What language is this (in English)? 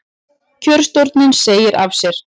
Icelandic